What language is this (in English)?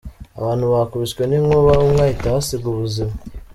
Kinyarwanda